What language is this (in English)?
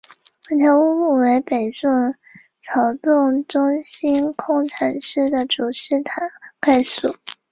Chinese